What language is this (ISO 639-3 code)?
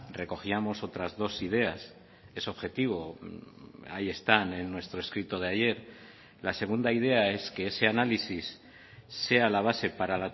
spa